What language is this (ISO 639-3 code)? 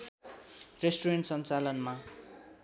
nep